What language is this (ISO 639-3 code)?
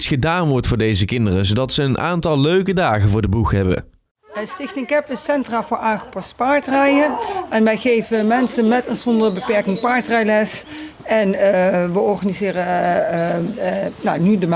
nld